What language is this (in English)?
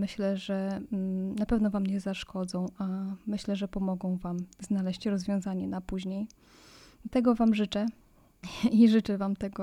Polish